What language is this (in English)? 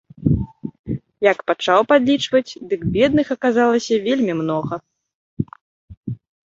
Belarusian